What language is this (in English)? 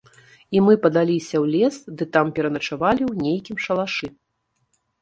Belarusian